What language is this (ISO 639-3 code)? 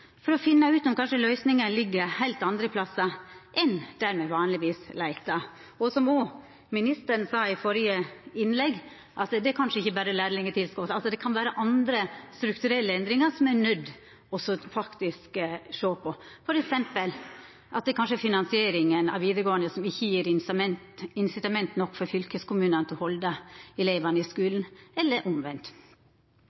nno